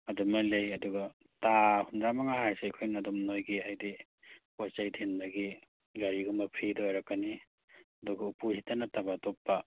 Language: Manipuri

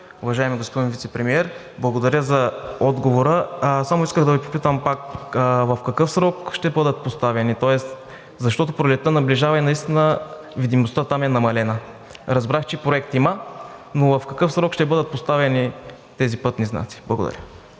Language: Bulgarian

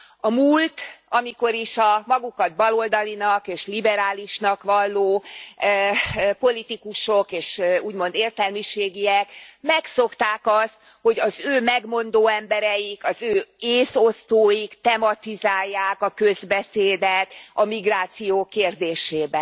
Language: Hungarian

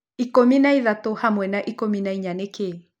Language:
Kikuyu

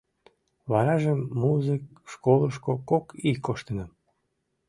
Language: Mari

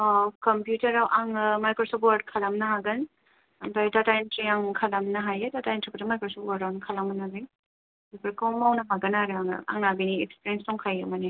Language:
Bodo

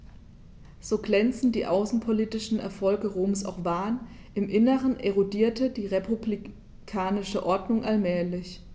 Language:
German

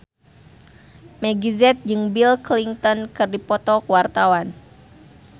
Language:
Sundanese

